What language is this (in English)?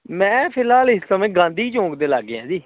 Punjabi